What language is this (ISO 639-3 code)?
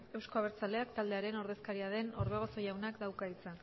eus